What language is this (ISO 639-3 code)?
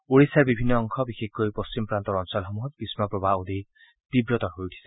asm